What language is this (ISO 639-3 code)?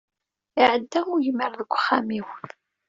kab